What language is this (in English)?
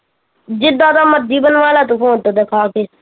Punjabi